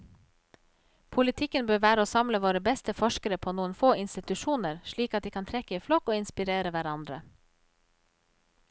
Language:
Norwegian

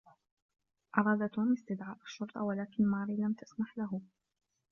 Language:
Arabic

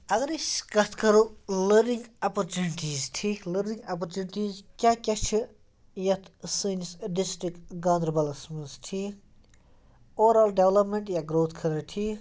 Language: Kashmiri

